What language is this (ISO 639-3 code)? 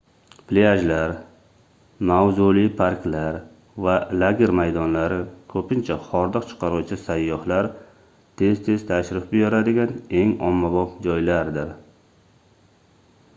uzb